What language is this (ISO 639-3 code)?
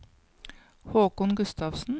nor